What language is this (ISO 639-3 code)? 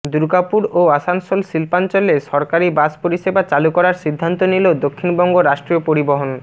ben